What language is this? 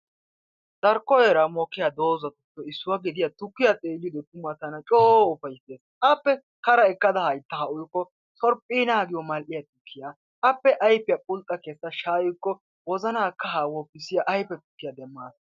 Wolaytta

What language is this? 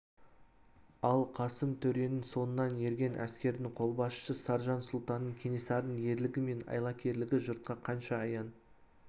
Kazakh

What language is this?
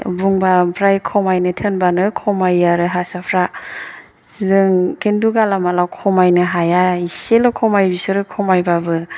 Bodo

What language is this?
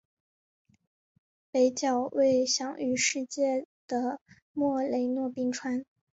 Chinese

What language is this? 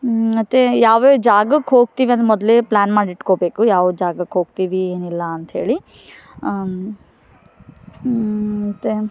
Kannada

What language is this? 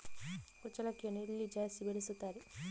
Kannada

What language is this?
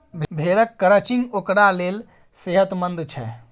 Maithili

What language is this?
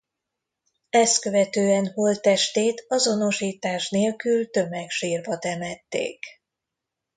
Hungarian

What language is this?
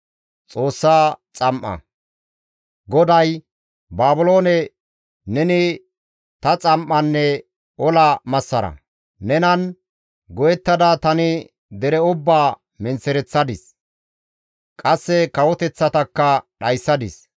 Gamo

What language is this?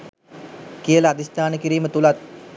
Sinhala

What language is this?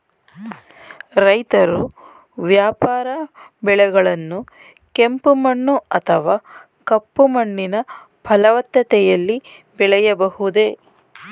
Kannada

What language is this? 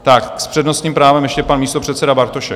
Czech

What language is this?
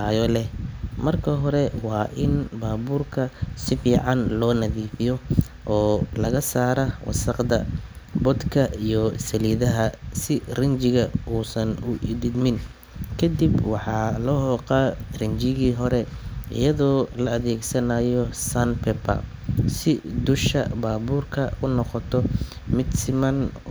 Somali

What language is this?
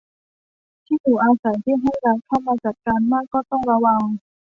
Thai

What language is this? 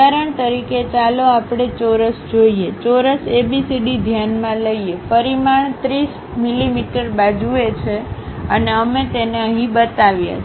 Gujarati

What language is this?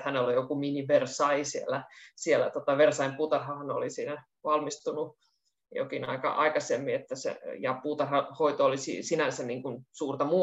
Finnish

